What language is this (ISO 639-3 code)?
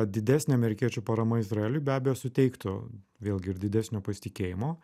lit